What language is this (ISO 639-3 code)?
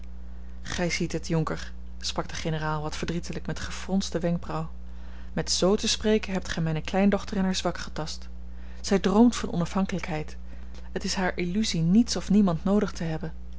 nld